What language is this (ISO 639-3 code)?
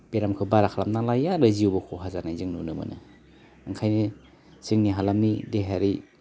brx